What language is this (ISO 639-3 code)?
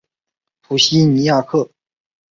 zho